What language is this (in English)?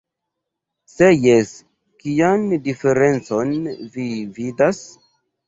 Esperanto